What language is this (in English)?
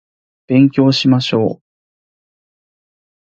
Japanese